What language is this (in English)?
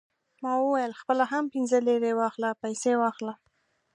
Pashto